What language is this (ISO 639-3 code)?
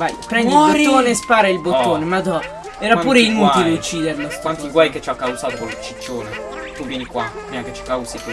ita